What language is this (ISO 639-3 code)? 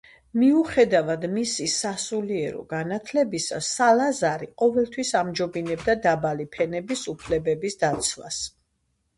kat